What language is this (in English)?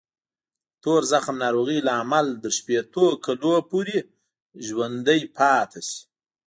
Pashto